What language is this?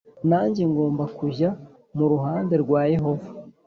Kinyarwanda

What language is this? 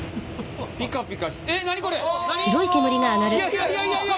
Japanese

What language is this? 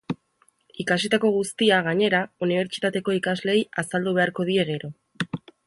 Basque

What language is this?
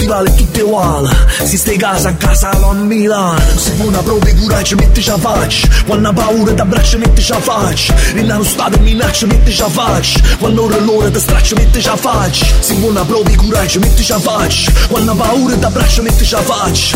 Italian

